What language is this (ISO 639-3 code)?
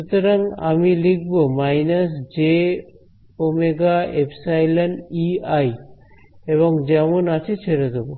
ben